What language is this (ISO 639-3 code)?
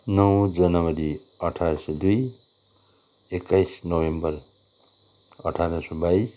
nep